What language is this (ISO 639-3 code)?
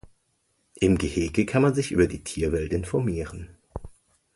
deu